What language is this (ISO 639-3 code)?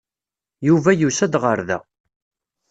kab